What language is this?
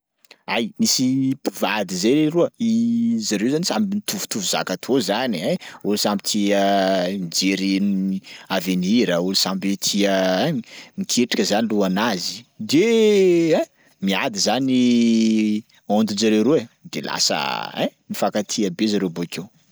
Sakalava Malagasy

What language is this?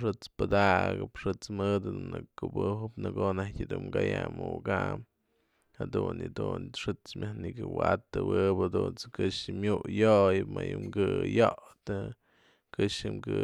Mazatlán Mixe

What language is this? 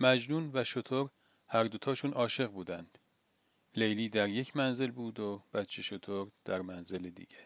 Persian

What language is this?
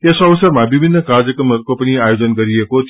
Nepali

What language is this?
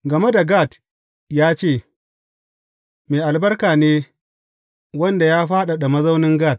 Hausa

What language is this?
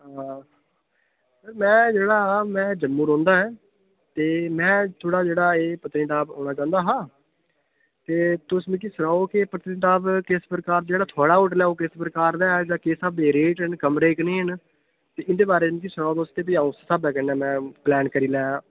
Dogri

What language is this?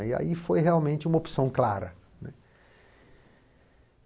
Portuguese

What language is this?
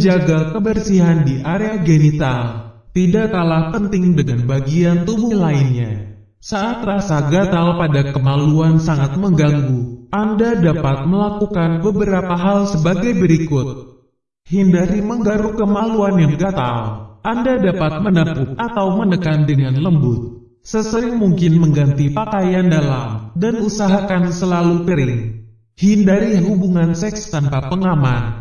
Indonesian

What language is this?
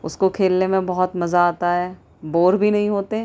Urdu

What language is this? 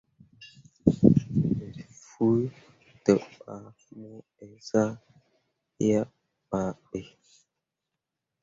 Mundang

